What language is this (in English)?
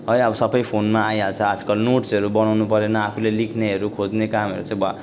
Nepali